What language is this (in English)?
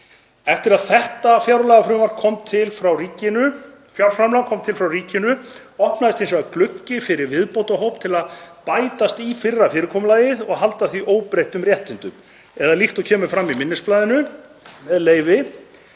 Icelandic